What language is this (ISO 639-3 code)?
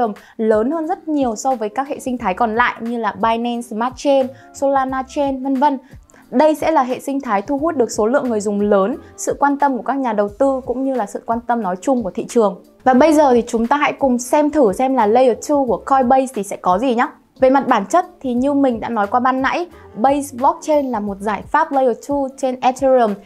vie